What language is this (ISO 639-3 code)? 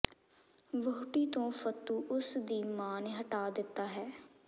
pan